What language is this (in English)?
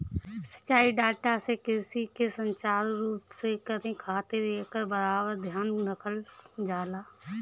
Bhojpuri